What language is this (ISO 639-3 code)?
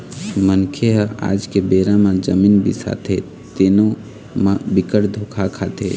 hne